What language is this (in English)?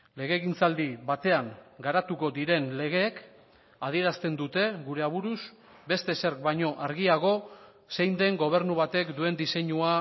Basque